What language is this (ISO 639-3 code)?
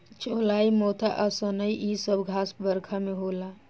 bho